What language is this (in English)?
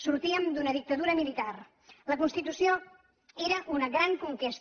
Catalan